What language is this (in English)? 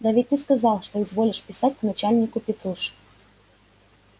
Russian